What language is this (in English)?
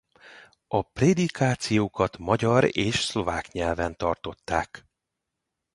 Hungarian